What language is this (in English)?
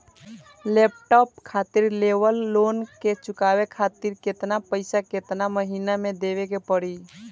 Bhojpuri